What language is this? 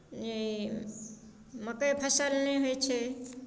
Maithili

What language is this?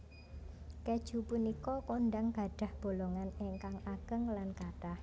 Javanese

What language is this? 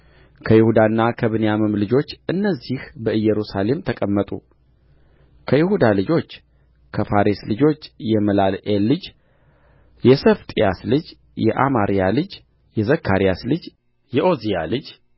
Amharic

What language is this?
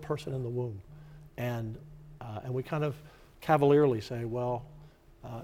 English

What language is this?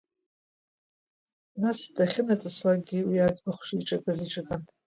Abkhazian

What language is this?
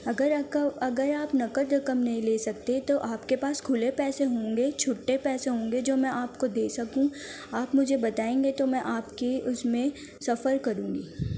Urdu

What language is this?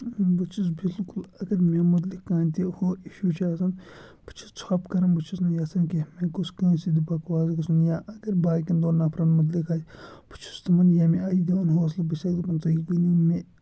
Kashmiri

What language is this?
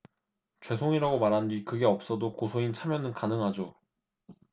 Korean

